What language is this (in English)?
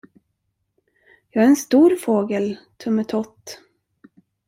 Swedish